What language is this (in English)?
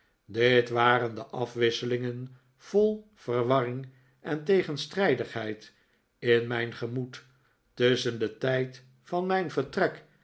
Dutch